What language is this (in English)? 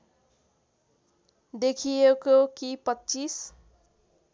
Nepali